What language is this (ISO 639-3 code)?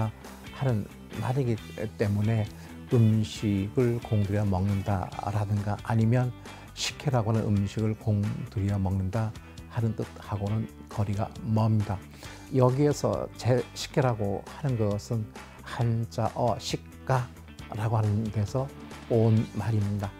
kor